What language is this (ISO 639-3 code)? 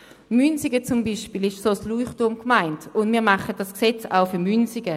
gsw